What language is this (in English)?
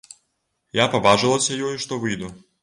Belarusian